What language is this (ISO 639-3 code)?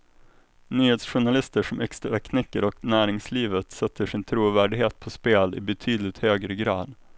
swe